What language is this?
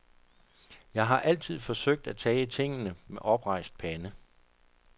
Danish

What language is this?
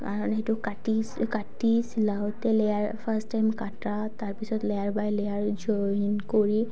Assamese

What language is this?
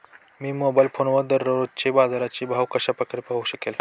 Marathi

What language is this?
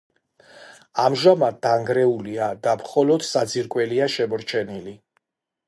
Georgian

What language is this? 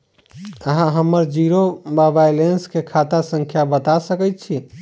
Maithili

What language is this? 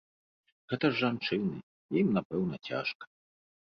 Belarusian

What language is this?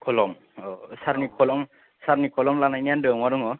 Bodo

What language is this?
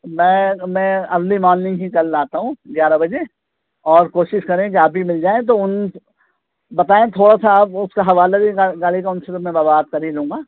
Urdu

